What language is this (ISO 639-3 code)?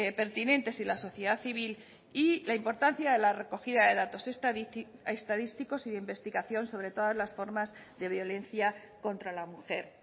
spa